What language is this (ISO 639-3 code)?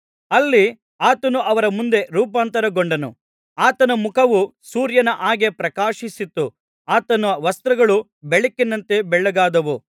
kan